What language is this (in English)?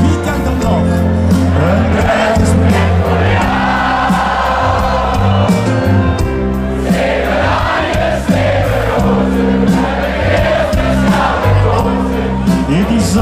Dutch